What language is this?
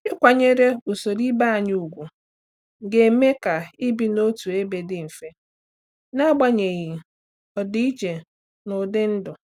Igbo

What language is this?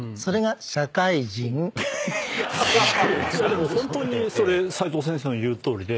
Japanese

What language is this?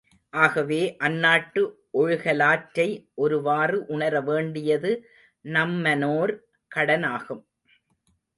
Tamil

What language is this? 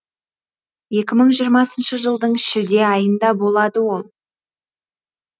Kazakh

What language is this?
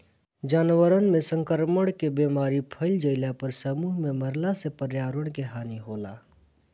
Bhojpuri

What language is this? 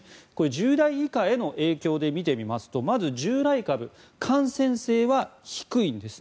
Japanese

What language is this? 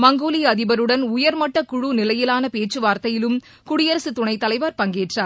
Tamil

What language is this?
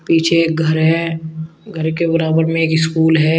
Hindi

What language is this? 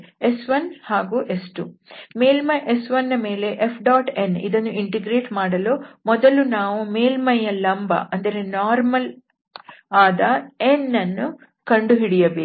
Kannada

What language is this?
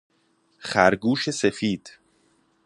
Persian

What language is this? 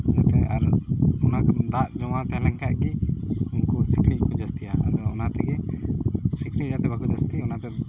Santali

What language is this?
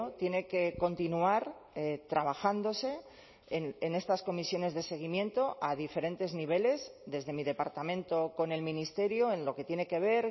Spanish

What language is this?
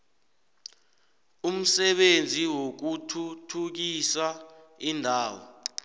South Ndebele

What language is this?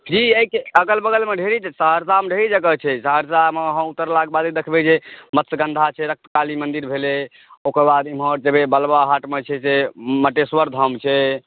Maithili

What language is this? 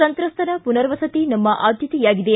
Kannada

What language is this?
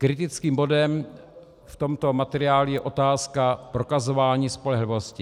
Czech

